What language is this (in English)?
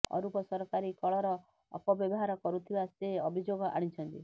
Odia